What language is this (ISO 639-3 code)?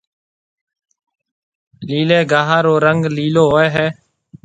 mve